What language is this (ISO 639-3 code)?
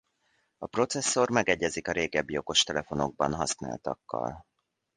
hun